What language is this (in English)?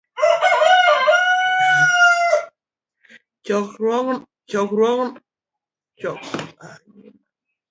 Luo (Kenya and Tanzania)